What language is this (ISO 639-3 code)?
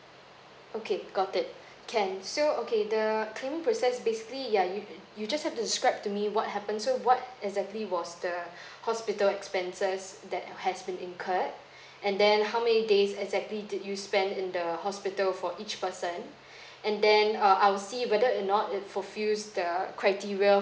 eng